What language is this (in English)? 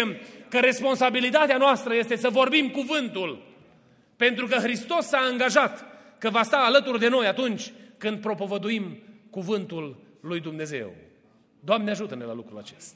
Romanian